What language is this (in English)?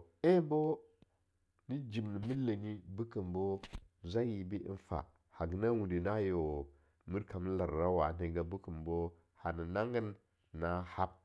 Longuda